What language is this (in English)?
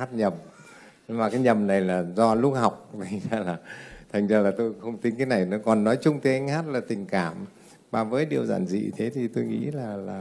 Vietnamese